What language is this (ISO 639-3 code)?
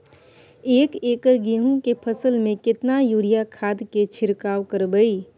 mai